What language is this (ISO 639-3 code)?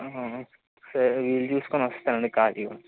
tel